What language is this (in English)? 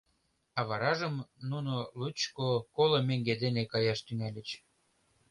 Mari